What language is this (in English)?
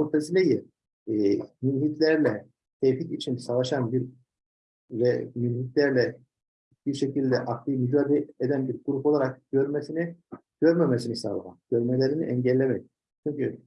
Turkish